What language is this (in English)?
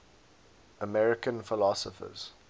English